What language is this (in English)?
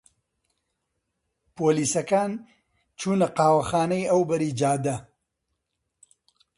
Central Kurdish